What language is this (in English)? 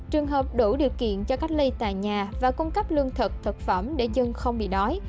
Vietnamese